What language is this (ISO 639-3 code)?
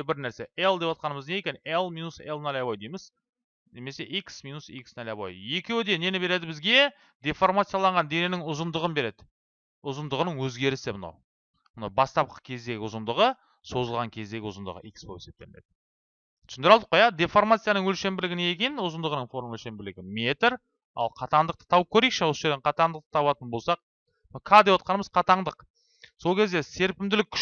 tur